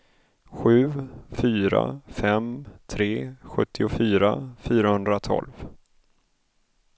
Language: Swedish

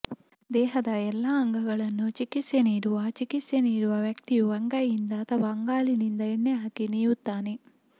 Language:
Kannada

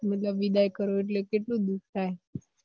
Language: Gujarati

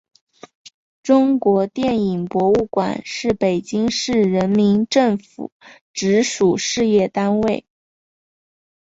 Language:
Chinese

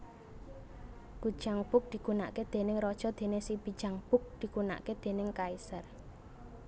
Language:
Javanese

